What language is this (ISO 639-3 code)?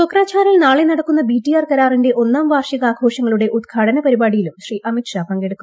mal